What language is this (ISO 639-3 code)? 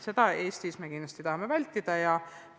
est